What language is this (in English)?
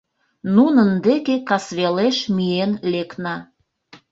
Mari